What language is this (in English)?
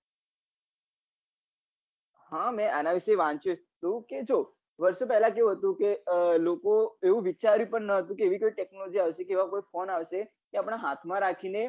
Gujarati